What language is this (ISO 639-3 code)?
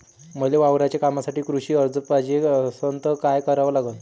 mar